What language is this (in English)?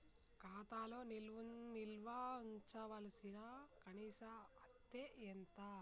Telugu